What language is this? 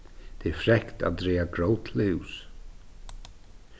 Faroese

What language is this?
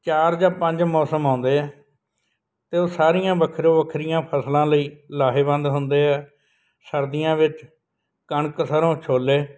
Punjabi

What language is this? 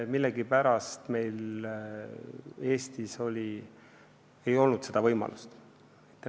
Estonian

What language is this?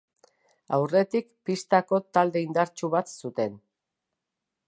Basque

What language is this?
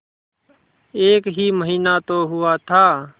Hindi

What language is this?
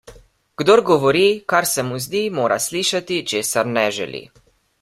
Slovenian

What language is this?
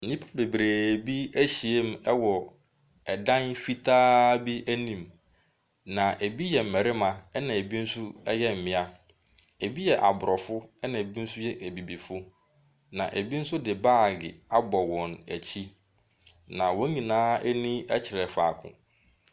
Akan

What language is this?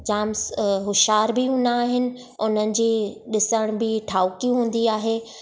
Sindhi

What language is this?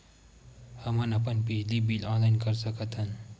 Chhattisgarhi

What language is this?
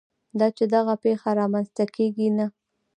Pashto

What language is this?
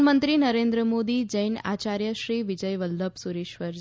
Gujarati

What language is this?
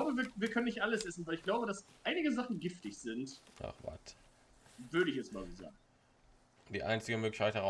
German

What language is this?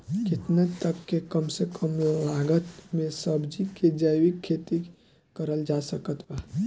Bhojpuri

